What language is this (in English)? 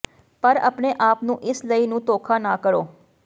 Punjabi